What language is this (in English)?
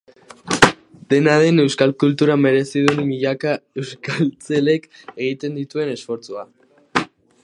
Basque